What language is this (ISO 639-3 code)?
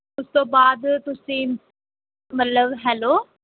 pan